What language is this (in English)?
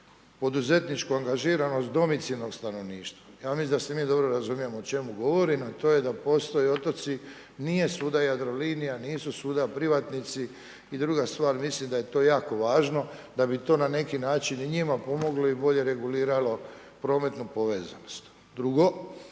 Croatian